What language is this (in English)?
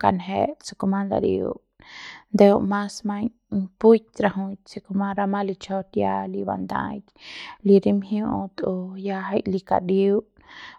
Central Pame